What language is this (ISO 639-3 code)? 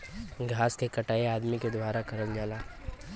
bho